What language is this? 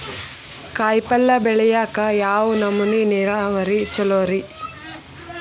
Kannada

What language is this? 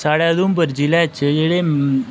Dogri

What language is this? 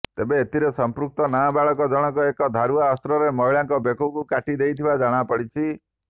Odia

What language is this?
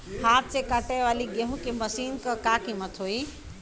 Bhojpuri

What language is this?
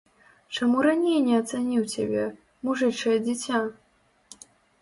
Belarusian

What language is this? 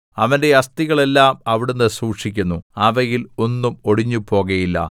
Malayalam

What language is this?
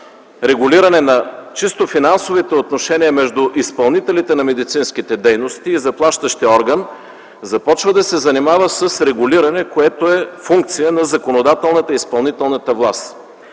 Bulgarian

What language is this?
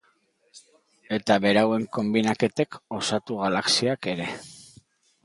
Basque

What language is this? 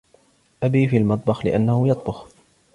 Arabic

